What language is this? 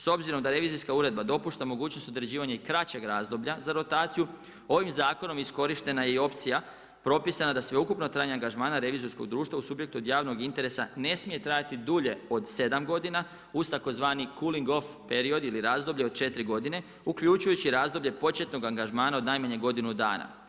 Croatian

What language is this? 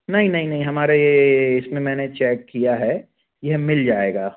Hindi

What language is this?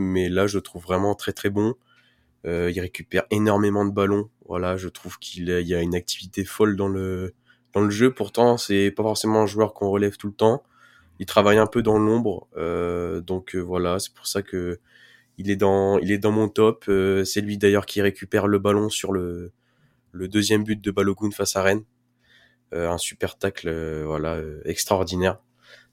French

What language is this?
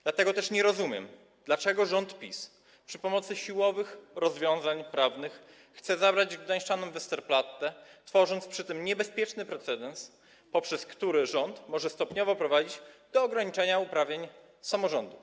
Polish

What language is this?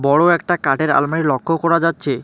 Bangla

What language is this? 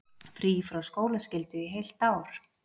Icelandic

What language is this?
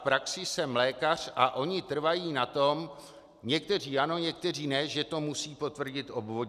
Czech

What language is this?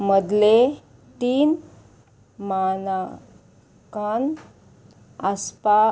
Konkani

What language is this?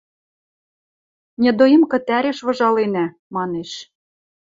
Western Mari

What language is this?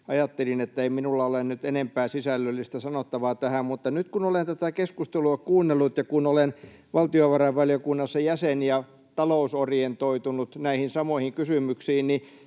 Finnish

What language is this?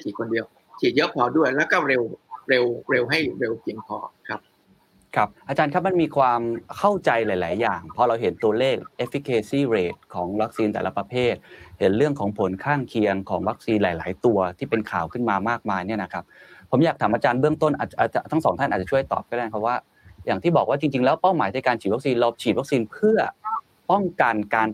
Thai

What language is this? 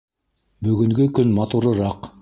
Bashkir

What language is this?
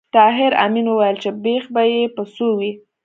Pashto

